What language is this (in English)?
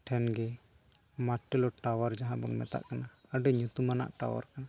Santali